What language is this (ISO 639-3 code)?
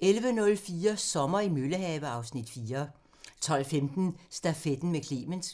dan